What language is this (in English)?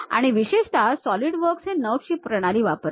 Marathi